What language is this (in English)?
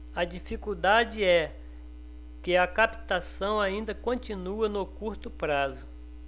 Portuguese